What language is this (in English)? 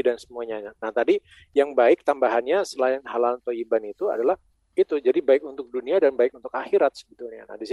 Indonesian